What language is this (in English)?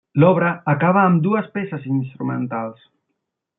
Catalan